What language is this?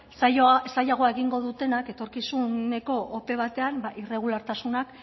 Basque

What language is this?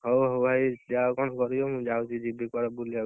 Odia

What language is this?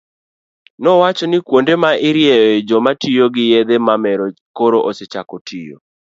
Luo (Kenya and Tanzania)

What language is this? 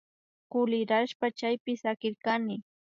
Imbabura Highland Quichua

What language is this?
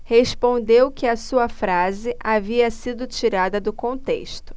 Portuguese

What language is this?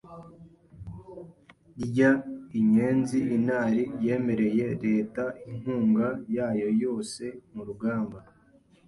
Kinyarwanda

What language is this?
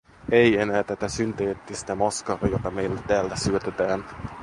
Finnish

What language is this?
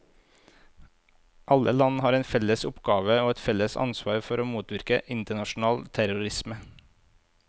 Norwegian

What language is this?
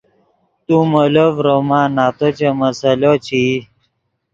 Yidgha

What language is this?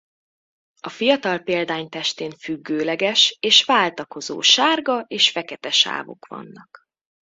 Hungarian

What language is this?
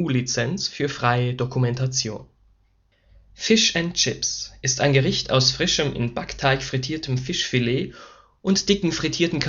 German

